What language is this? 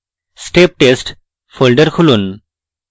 Bangla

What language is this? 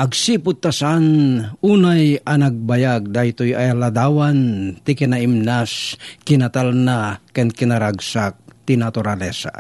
Filipino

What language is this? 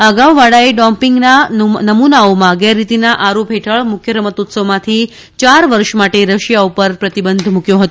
Gujarati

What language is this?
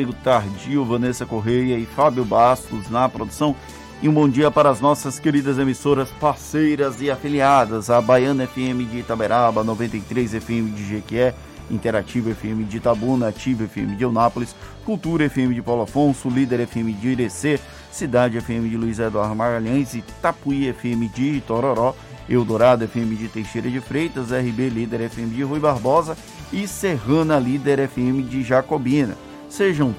Portuguese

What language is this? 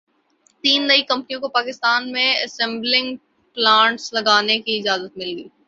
Urdu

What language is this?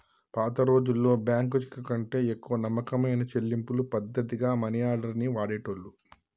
Telugu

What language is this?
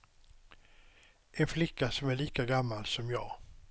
Swedish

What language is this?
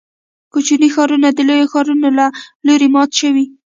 Pashto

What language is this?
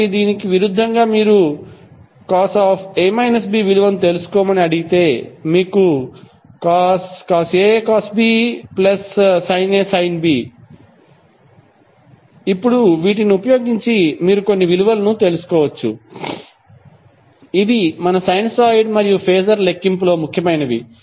Telugu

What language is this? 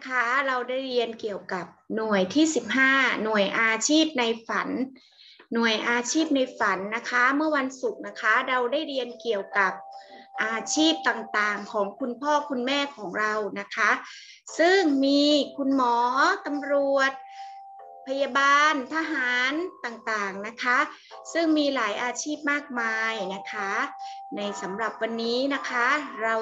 Thai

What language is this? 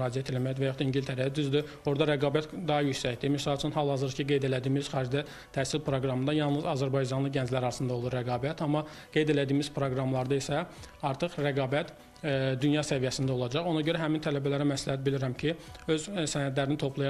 Turkish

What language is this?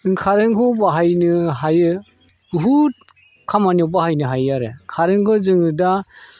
Bodo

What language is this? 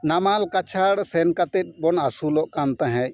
Santali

